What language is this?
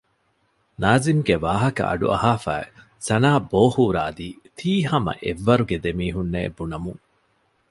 Divehi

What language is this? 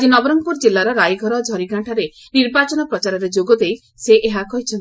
Odia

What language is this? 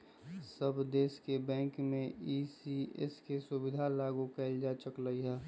Magahi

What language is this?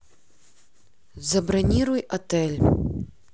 Russian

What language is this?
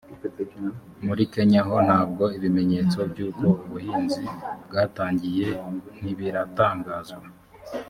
Kinyarwanda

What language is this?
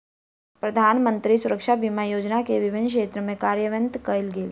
Maithili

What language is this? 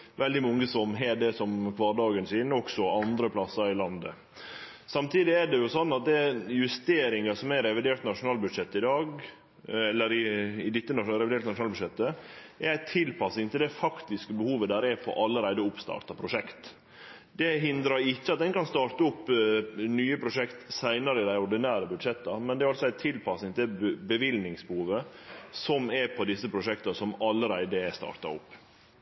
Norwegian Nynorsk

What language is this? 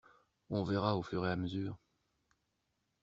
French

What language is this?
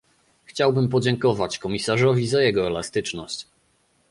Polish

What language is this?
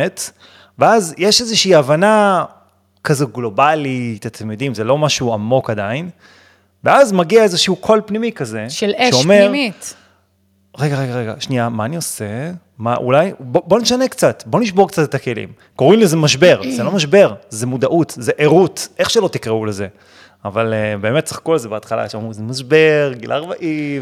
Hebrew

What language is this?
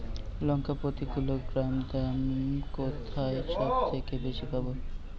Bangla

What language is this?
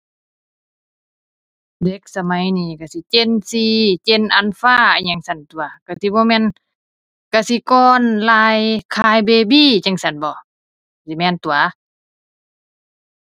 Thai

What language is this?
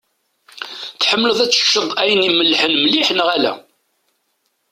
Kabyle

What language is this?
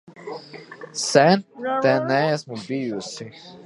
Latvian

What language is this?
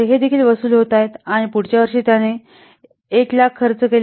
Marathi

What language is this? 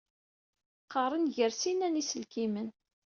Kabyle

